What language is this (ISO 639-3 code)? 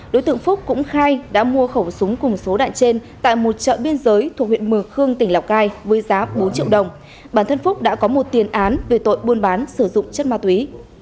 vie